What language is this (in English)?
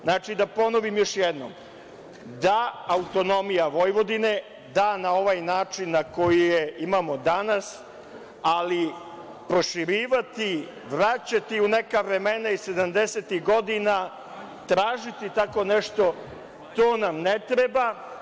Serbian